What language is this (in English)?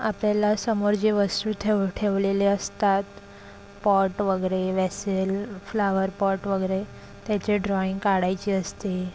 Marathi